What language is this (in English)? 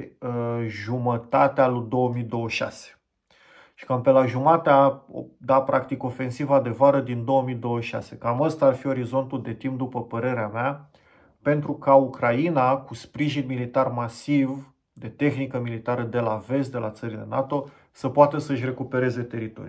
Romanian